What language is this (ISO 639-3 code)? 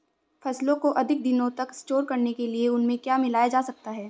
hin